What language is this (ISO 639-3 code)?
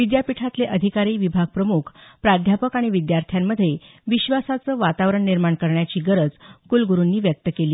mar